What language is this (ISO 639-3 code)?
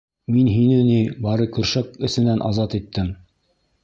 bak